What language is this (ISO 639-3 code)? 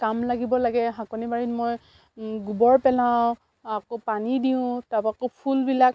asm